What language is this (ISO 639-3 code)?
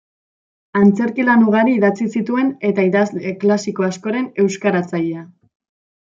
eus